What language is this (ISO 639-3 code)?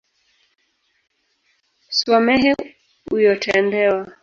swa